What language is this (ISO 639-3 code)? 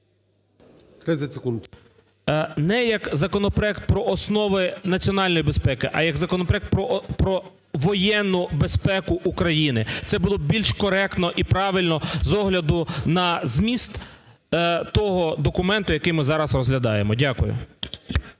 ukr